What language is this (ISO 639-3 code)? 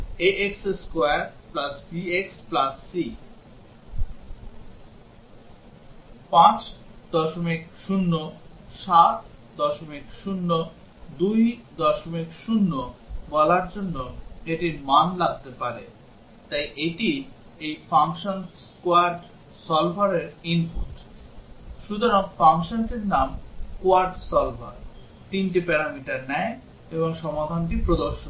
ben